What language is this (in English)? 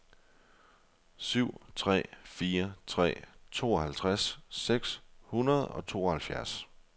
Danish